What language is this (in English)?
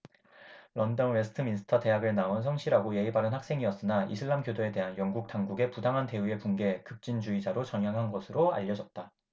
Korean